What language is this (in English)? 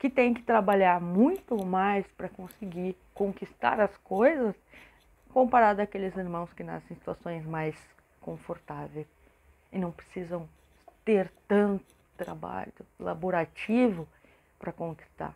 Portuguese